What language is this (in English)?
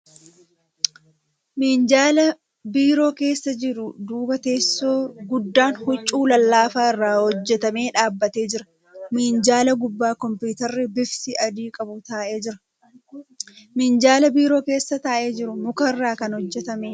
Oromo